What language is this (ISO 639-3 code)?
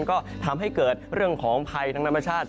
tha